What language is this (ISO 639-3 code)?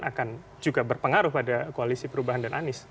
ind